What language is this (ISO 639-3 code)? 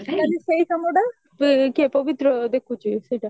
ori